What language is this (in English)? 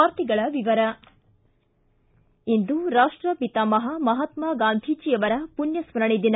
Kannada